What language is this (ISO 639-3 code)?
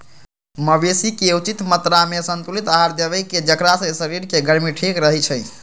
mag